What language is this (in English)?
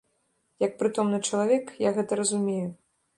Belarusian